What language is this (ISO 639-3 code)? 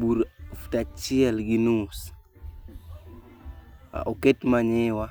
luo